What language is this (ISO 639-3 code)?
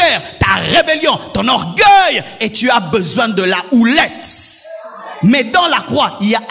fra